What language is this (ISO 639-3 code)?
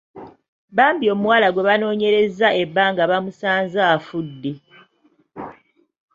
lug